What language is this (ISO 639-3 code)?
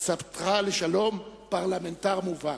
heb